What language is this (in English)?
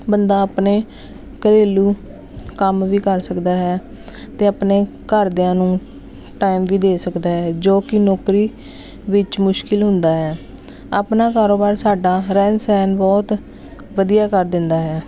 Punjabi